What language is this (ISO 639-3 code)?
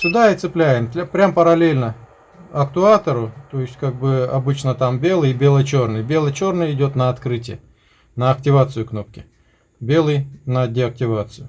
rus